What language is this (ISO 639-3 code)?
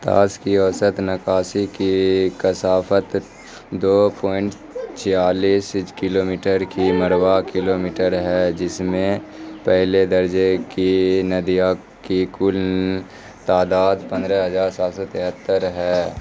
urd